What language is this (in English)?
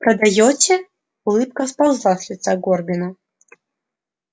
Russian